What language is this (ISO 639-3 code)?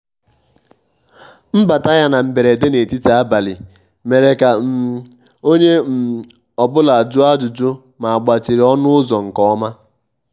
ibo